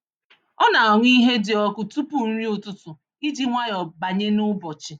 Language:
Igbo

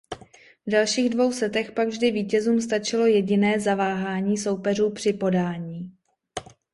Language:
Czech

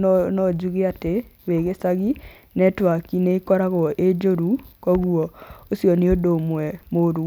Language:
Kikuyu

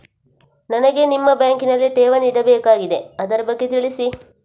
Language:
Kannada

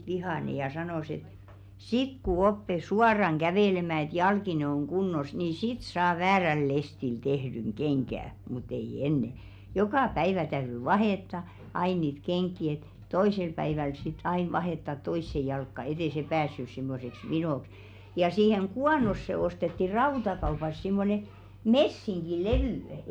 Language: Finnish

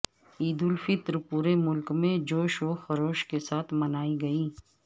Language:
Urdu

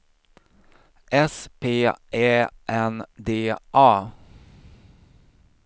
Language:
Swedish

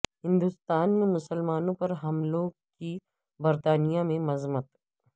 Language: Urdu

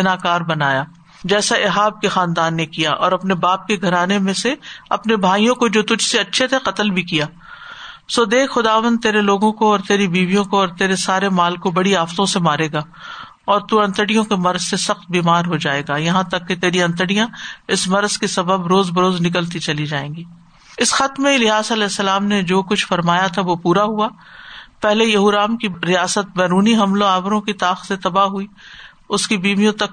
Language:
Urdu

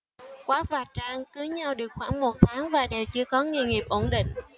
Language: Vietnamese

